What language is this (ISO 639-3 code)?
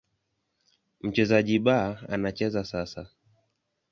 swa